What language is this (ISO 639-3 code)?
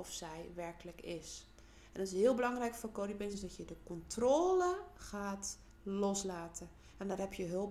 nld